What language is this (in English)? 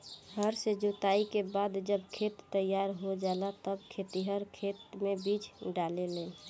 Bhojpuri